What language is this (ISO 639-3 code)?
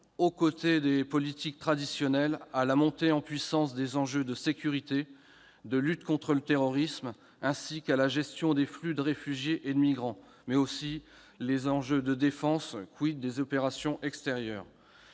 fra